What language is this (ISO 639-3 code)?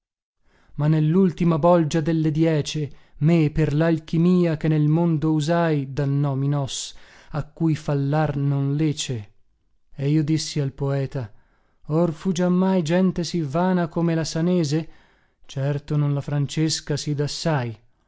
ita